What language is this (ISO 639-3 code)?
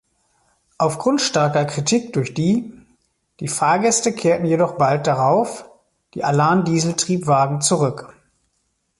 deu